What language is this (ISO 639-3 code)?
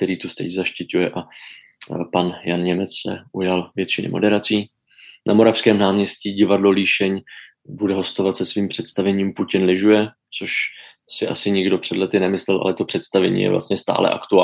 ces